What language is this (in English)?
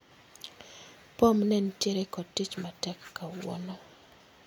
Luo (Kenya and Tanzania)